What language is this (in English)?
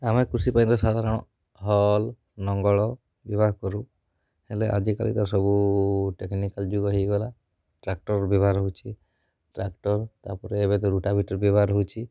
Odia